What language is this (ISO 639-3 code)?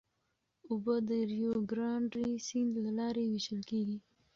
pus